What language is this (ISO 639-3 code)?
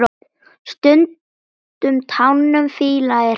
isl